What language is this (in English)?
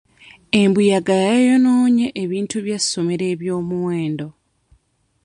Ganda